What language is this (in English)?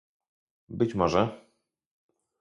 Polish